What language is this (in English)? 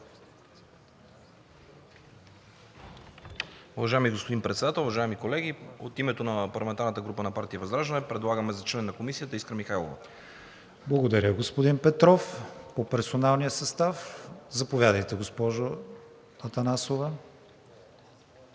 Bulgarian